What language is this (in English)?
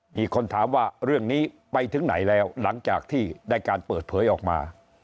Thai